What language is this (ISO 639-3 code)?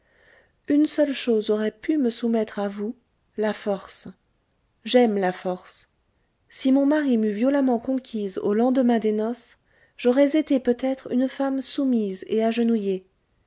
fra